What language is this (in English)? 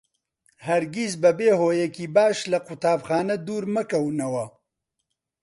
Central Kurdish